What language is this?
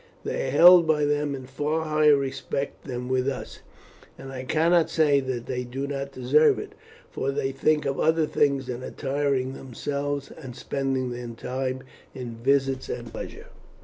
English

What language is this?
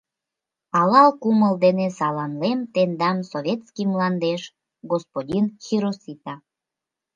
Mari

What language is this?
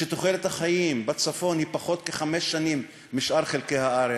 Hebrew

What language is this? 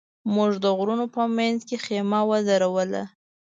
Pashto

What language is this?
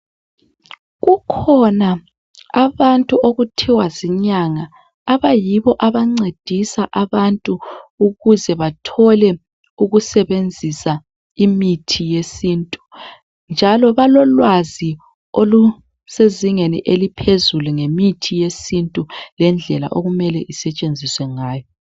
North Ndebele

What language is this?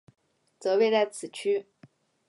Chinese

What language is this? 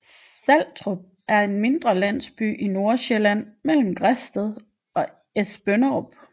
Danish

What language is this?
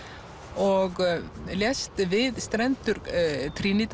Icelandic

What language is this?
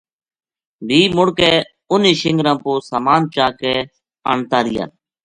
Gujari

